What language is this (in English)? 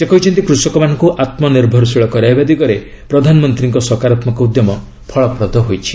Odia